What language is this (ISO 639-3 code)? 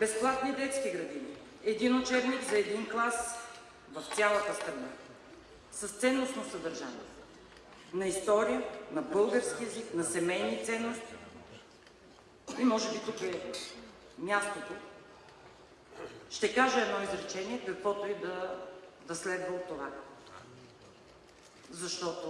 spa